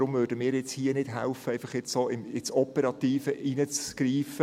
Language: Swiss German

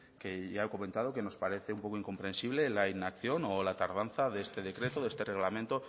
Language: Spanish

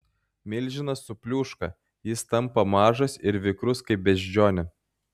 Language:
Lithuanian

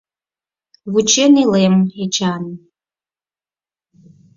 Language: Mari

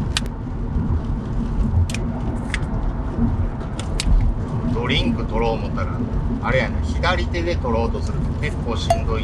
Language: Japanese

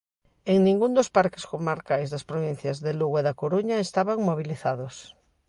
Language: Galician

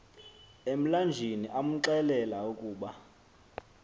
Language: Xhosa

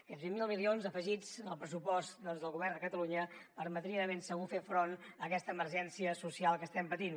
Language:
Catalan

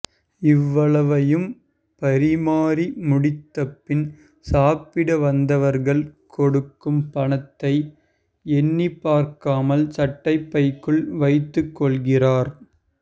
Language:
Tamil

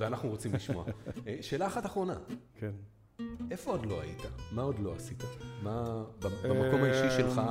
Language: Hebrew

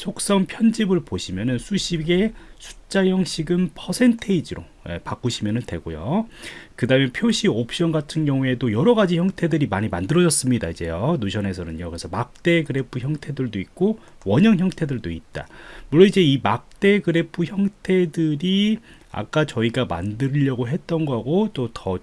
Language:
Korean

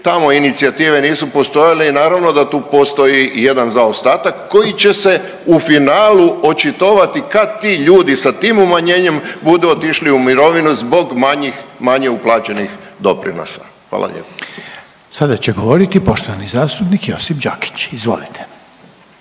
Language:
Croatian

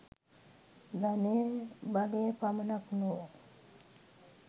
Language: Sinhala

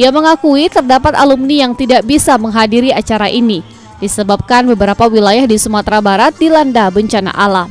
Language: Indonesian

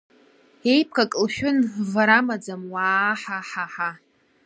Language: Abkhazian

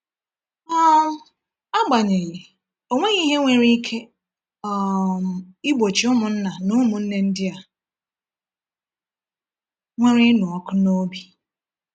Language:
Igbo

